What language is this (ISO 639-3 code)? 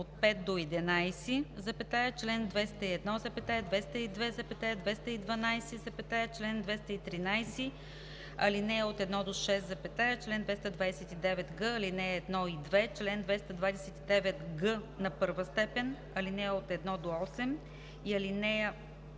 bul